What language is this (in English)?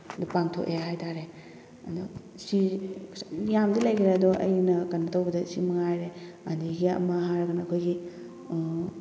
Manipuri